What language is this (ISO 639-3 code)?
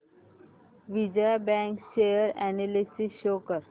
mar